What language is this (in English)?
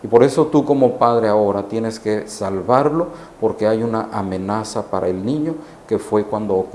Spanish